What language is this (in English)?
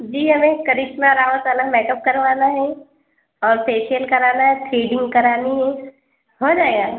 Urdu